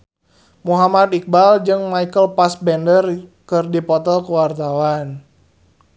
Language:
Sundanese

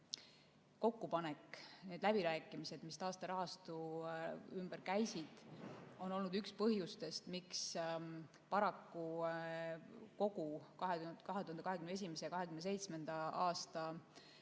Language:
Estonian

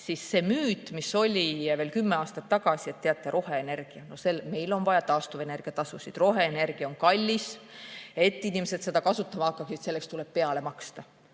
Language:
Estonian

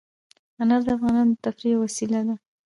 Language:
Pashto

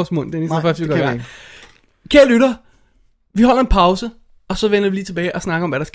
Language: Danish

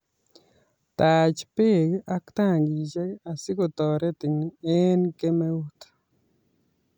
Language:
Kalenjin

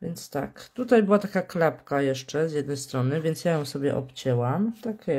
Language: Polish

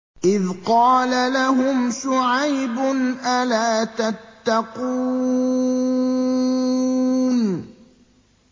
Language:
Arabic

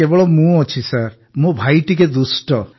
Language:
Odia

